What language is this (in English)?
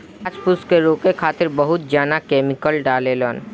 Bhojpuri